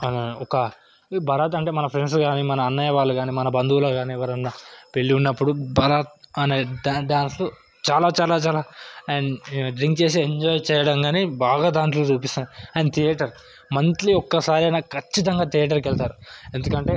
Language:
Telugu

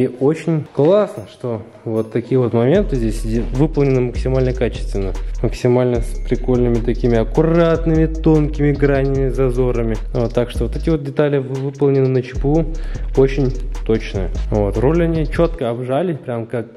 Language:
Russian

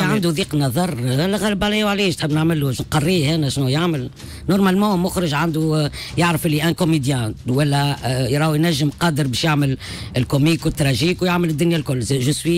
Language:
Arabic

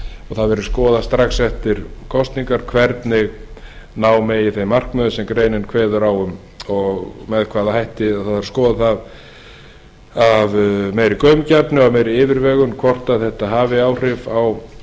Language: Icelandic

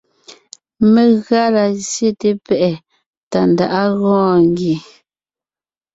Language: Ngiemboon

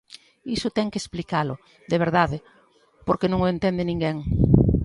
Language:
Galician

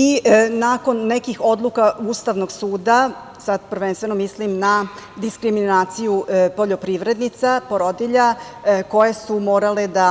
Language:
Serbian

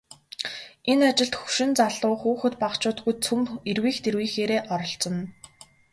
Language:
Mongolian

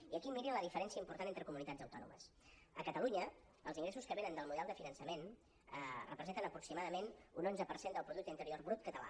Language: Catalan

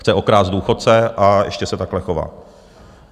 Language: Czech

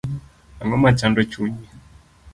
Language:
Luo (Kenya and Tanzania)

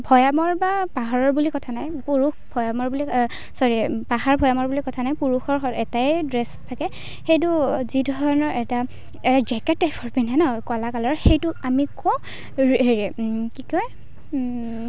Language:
Assamese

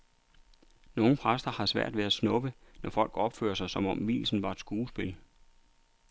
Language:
Danish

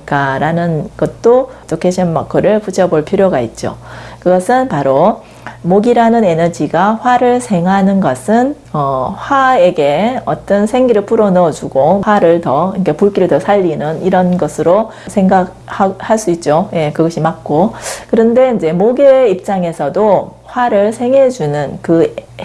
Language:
Korean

